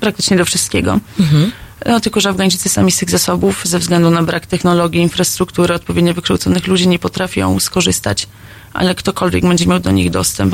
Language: Polish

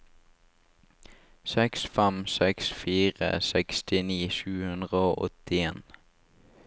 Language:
Norwegian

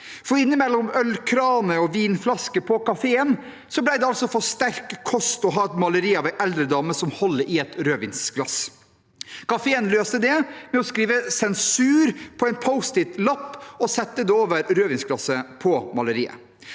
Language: Norwegian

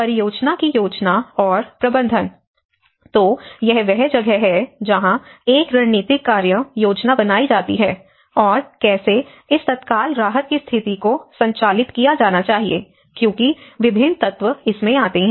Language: Hindi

